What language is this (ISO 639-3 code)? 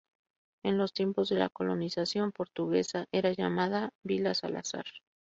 spa